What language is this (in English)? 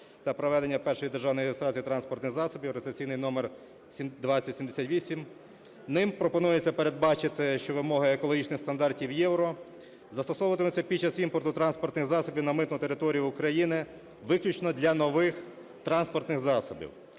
Ukrainian